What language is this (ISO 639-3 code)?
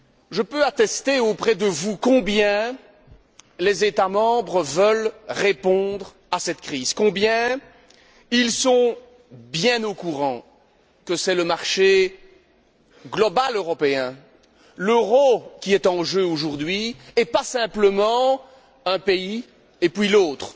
fra